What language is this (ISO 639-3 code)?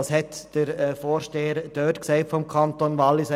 gsw